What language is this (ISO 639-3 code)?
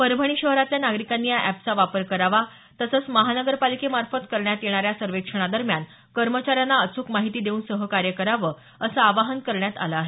mar